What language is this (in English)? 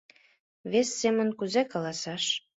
Mari